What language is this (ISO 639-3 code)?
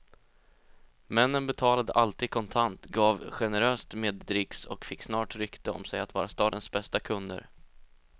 swe